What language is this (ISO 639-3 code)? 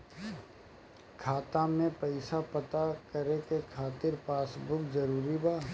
bho